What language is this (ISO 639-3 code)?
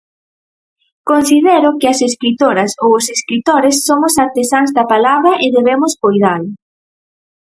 glg